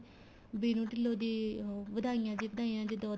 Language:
Punjabi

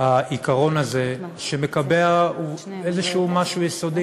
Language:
Hebrew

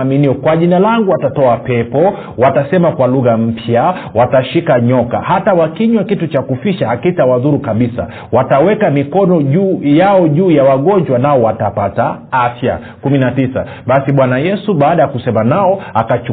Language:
Swahili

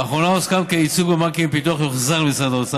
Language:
Hebrew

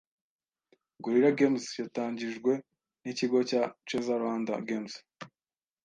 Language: Kinyarwanda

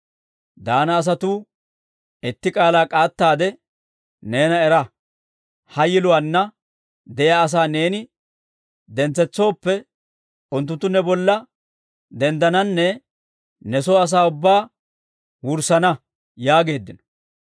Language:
Dawro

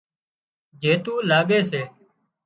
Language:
Wadiyara Koli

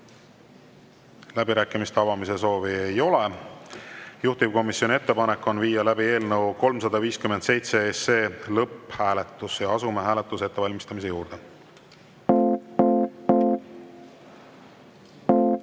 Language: Estonian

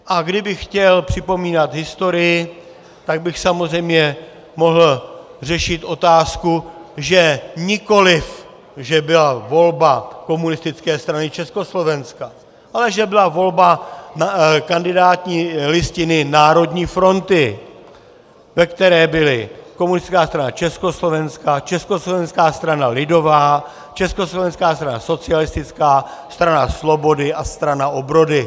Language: Czech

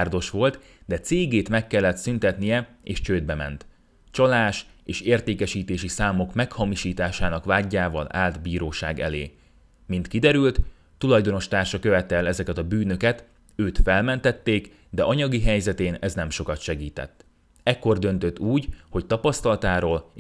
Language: Hungarian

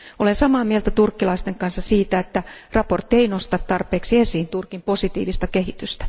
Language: Finnish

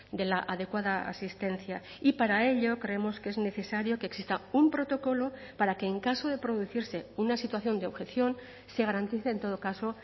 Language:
Spanish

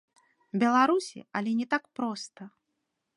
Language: Belarusian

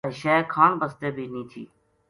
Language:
Gujari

